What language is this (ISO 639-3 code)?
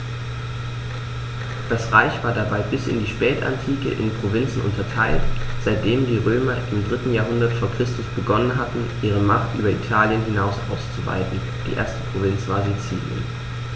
deu